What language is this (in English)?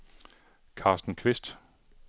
Danish